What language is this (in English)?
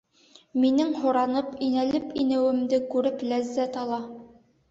Bashkir